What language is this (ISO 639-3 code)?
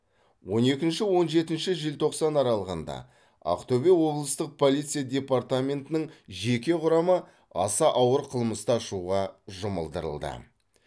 kaz